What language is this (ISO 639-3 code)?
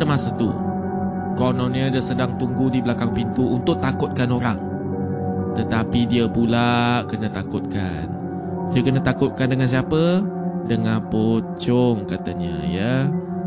msa